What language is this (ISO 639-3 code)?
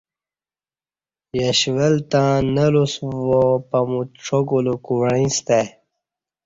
bsh